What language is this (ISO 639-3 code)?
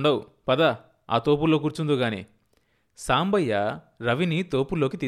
tel